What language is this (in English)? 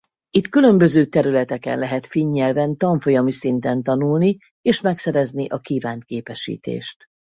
Hungarian